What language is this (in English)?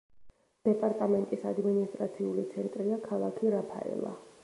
Georgian